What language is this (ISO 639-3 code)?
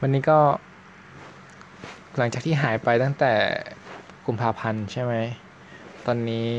tha